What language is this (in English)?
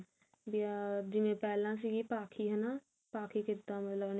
Punjabi